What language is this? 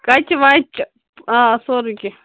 Kashmiri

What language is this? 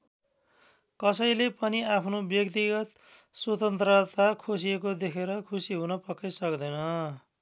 Nepali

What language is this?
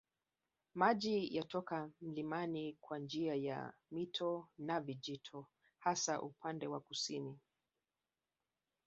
Swahili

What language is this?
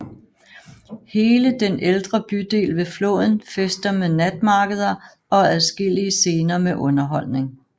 Danish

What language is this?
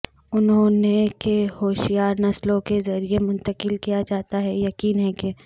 Urdu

